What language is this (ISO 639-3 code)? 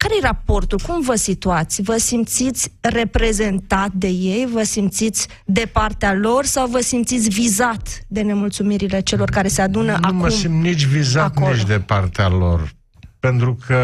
ron